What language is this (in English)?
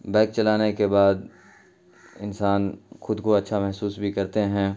Urdu